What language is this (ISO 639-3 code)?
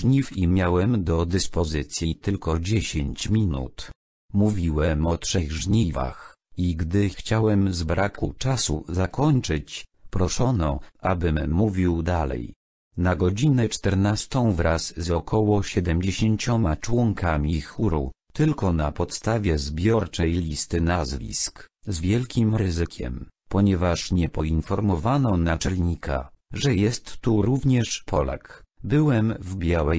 pol